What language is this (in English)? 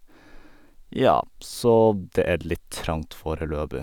Norwegian